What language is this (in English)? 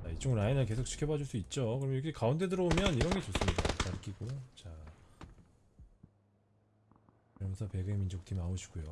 Korean